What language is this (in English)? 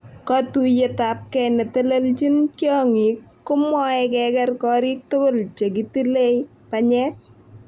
Kalenjin